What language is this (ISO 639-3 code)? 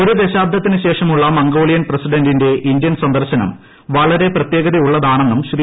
mal